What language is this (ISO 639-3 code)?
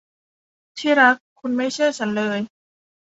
tha